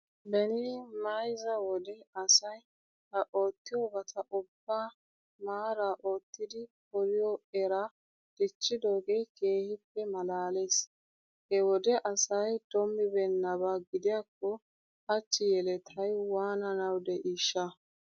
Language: Wolaytta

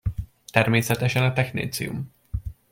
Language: Hungarian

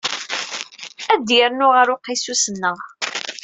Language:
Kabyle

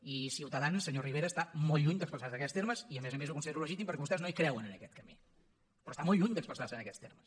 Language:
Catalan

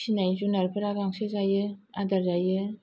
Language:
Bodo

